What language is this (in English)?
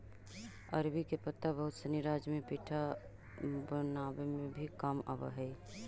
Magahi